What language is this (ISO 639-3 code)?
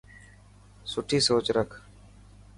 mki